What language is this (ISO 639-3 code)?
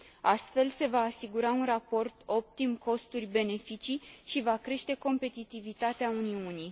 ron